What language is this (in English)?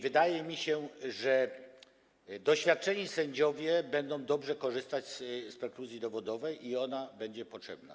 Polish